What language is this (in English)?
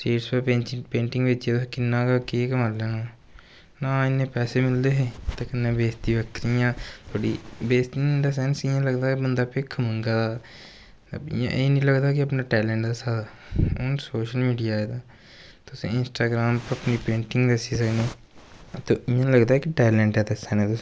Dogri